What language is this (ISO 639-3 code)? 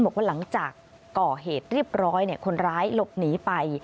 tha